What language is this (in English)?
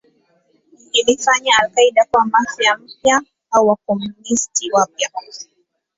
Swahili